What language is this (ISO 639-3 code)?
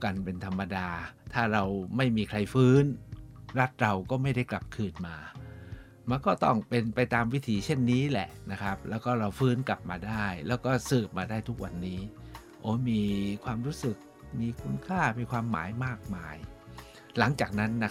tha